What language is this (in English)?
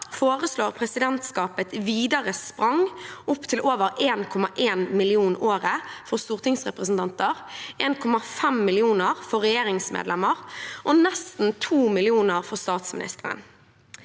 Norwegian